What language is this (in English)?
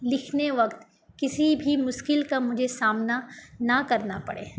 Urdu